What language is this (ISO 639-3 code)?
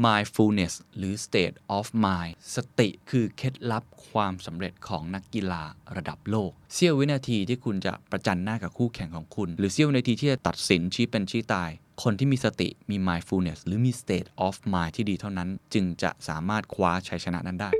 tha